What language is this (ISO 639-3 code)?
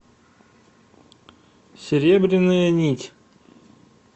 rus